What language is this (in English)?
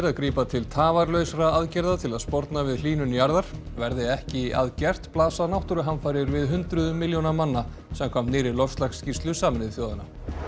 Icelandic